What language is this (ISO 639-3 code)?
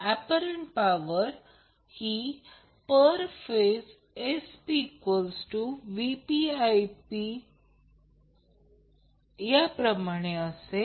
mar